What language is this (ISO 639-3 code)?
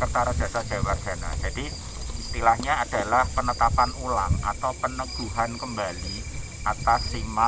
ind